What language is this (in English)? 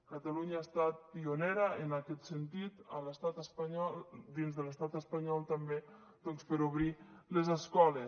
Catalan